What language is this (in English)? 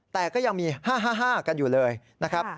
Thai